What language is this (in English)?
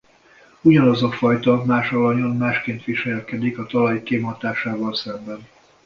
Hungarian